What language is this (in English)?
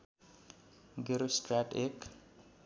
Nepali